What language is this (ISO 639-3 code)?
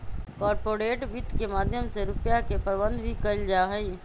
mag